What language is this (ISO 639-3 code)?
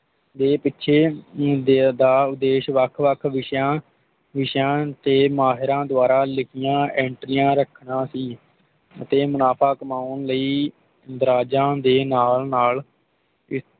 pan